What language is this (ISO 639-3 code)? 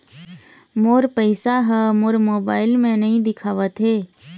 hne